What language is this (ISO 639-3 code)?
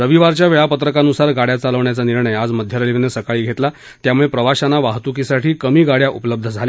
mar